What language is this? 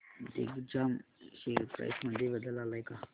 Marathi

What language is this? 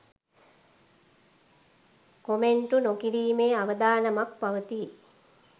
Sinhala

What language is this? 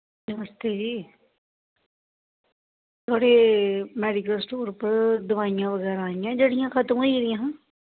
Dogri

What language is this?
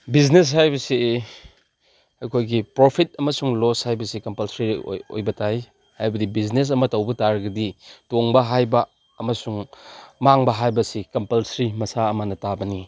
Manipuri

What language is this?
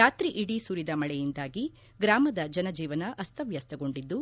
Kannada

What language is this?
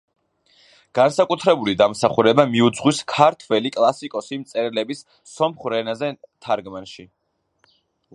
Georgian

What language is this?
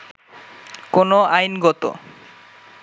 Bangla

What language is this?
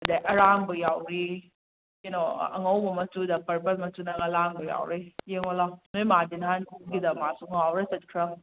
Manipuri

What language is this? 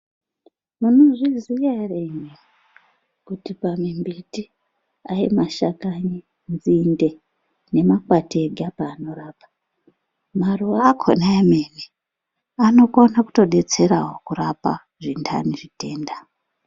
Ndau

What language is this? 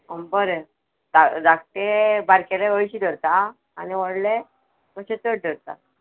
Konkani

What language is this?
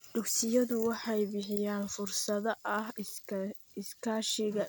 Somali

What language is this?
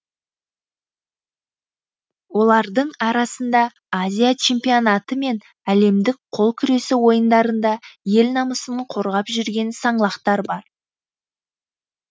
Kazakh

